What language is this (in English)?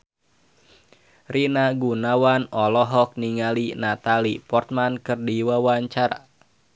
Sundanese